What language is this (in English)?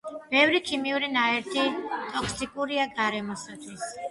Georgian